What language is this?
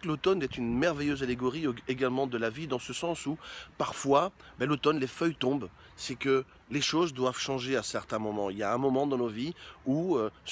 French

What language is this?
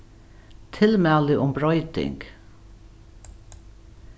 Faroese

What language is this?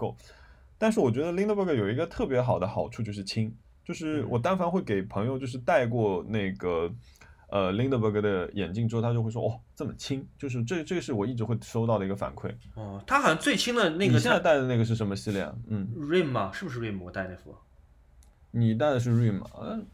Chinese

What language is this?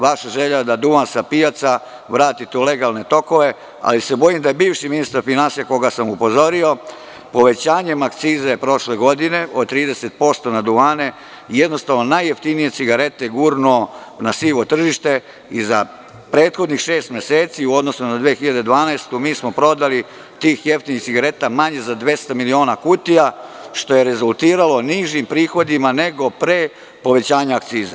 Serbian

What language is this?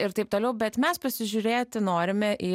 Lithuanian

